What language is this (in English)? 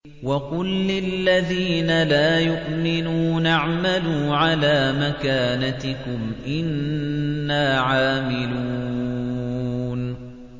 Arabic